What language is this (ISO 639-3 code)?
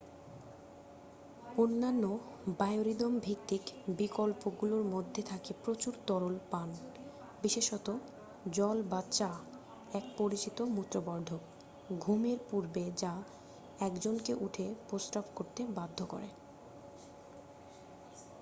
ben